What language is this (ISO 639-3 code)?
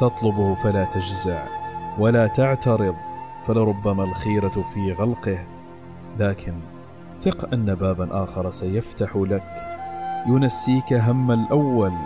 ara